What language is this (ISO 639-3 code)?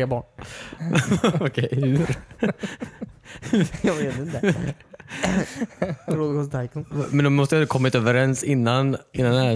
swe